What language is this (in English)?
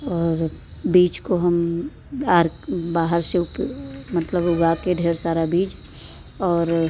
Hindi